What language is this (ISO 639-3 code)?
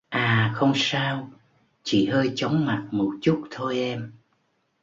vie